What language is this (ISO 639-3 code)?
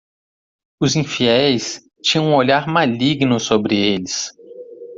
por